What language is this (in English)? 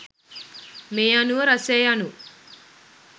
Sinhala